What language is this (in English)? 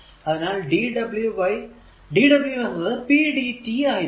Malayalam